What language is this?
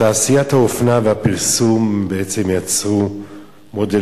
Hebrew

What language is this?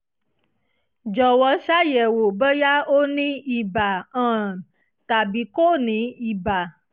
Yoruba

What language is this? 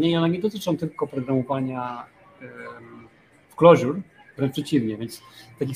Polish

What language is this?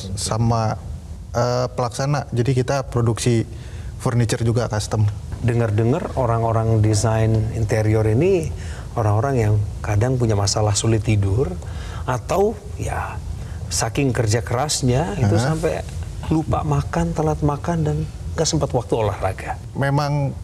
Indonesian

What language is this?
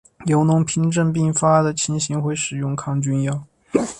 Chinese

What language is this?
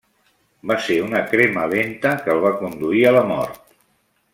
Catalan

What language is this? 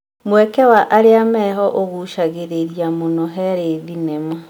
Kikuyu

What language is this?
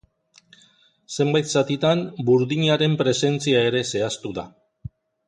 Basque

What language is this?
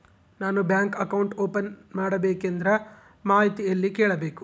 Kannada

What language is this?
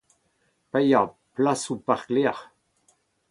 Breton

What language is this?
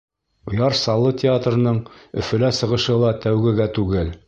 Bashkir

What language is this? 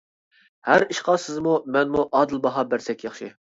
Uyghur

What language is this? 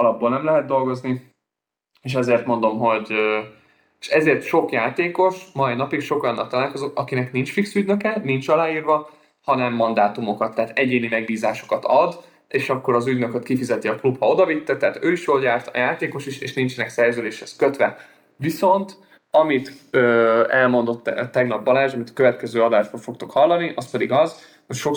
Hungarian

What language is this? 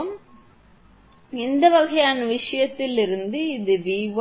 Tamil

